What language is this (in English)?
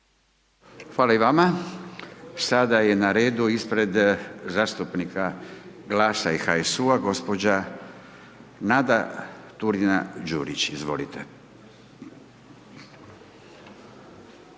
Croatian